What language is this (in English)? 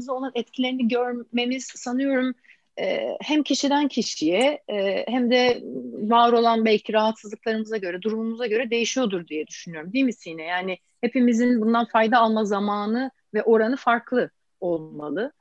Turkish